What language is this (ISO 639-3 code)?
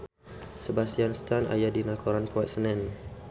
sun